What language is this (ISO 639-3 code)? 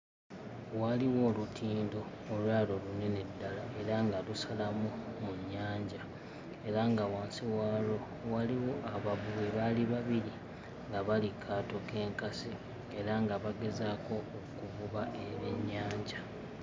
lug